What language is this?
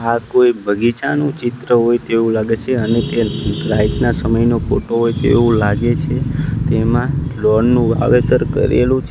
Gujarati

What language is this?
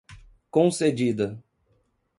Portuguese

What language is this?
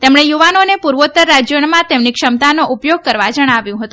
Gujarati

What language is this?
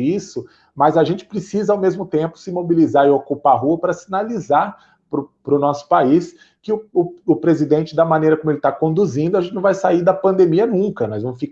Portuguese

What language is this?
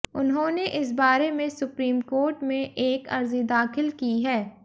Hindi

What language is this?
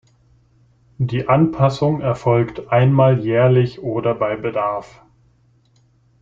German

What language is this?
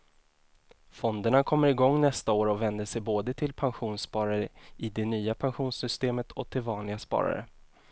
Swedish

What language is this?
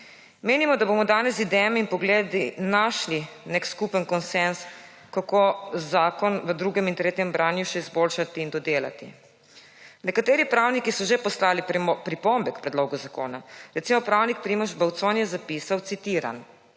Slovenian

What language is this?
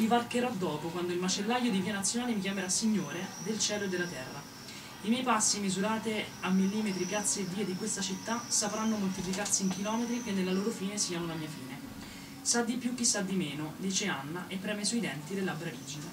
Italian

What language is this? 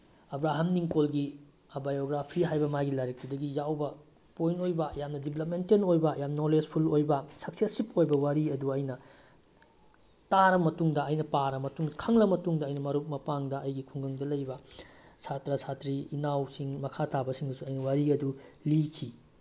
Manipuri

